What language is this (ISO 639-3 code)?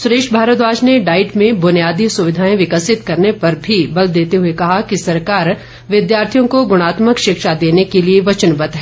hin